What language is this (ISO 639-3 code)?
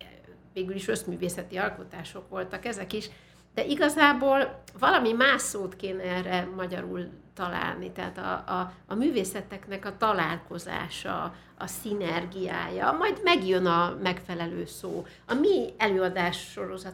hun